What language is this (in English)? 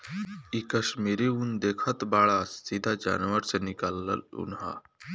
Bhojpuri